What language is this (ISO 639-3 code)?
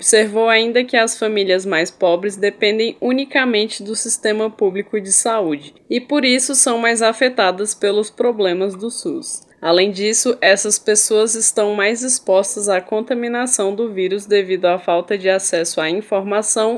por